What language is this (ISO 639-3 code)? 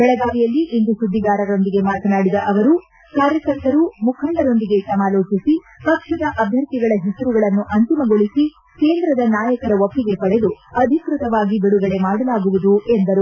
kan